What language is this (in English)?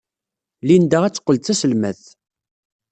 Kabyle